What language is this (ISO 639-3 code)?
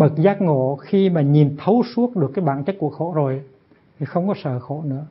vie